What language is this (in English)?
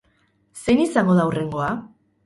Basque